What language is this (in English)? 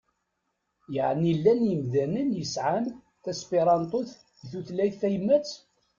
Kabyle